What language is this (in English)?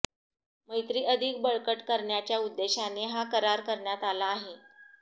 Marathi